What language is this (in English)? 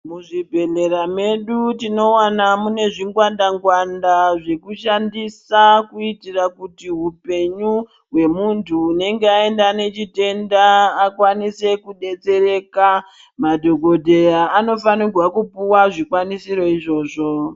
Ndau